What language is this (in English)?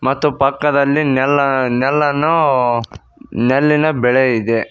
Kannada